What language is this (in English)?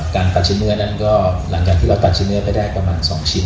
Thai